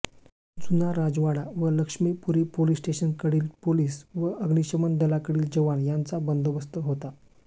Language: Marathi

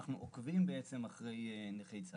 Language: Hebrew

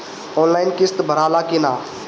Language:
Bhojpuri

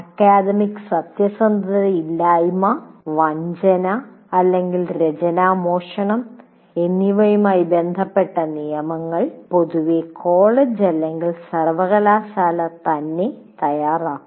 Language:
Malayalam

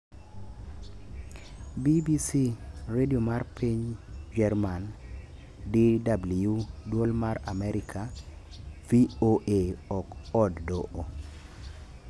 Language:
Luo (Kenya and Tanzania)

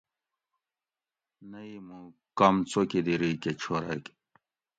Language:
Gawri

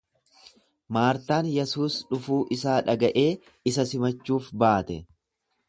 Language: Oromo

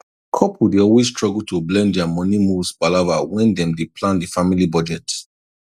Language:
Nigerian Pidgin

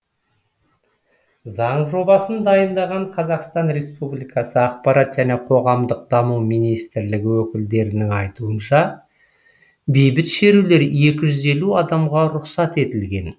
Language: Kazakh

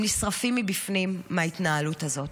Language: Hebrew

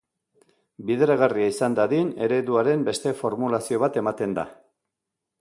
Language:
Basque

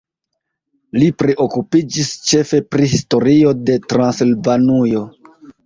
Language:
Esperanto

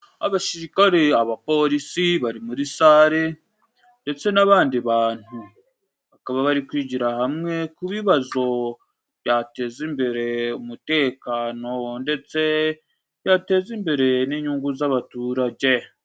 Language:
Kinyarwanda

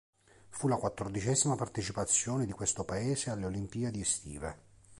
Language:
Italian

